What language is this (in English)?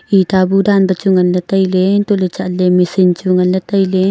Wancho Naga